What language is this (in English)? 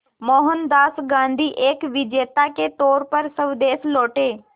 Hindi